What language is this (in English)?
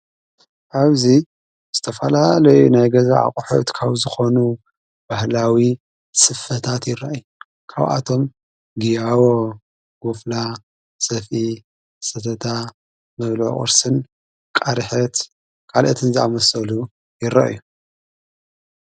Tigrinya